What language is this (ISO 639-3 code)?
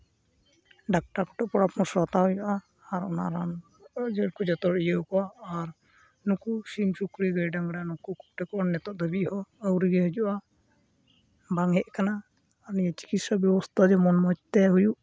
sat